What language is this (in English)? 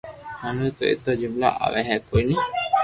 Loarki